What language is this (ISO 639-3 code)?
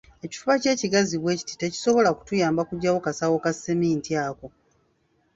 lug